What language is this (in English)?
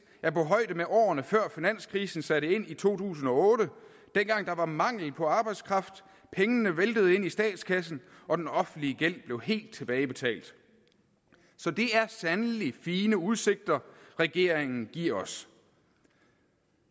Danish